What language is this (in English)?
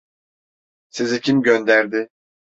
Turkish